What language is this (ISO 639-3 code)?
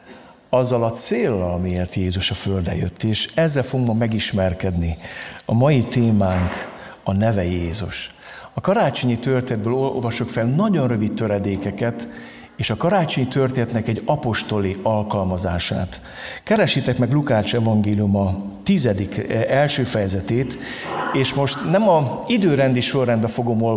hun